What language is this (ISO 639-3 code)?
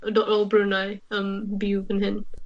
cym